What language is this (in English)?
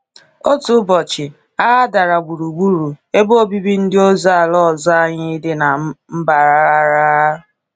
Igbo